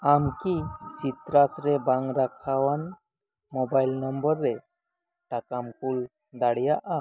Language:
Santali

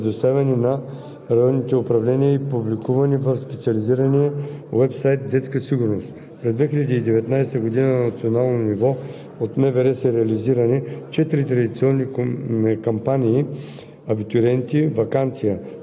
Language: Bulgarian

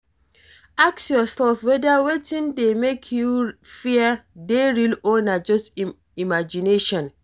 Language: Nigerian Pidgin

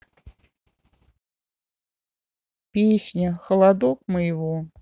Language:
Russian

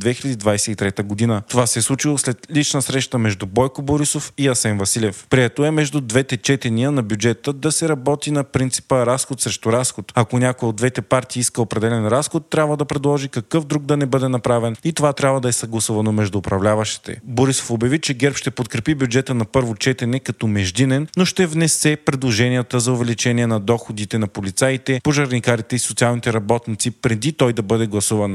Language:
Bulgarian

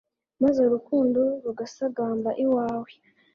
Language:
Kinyarwanda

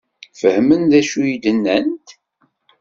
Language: Kabyle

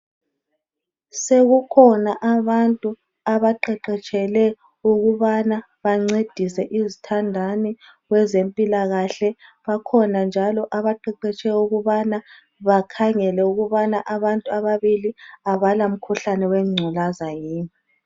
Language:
North Ndebele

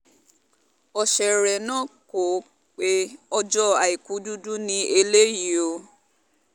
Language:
Yoruba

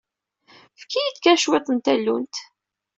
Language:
Kabyle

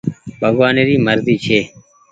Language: Goaria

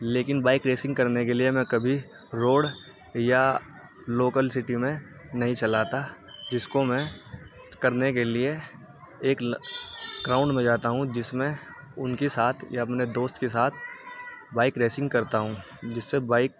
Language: Urdu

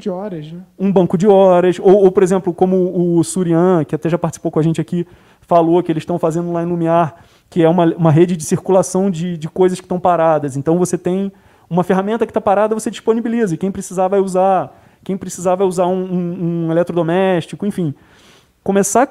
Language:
Portuguese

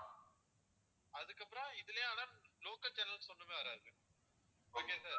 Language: Tamil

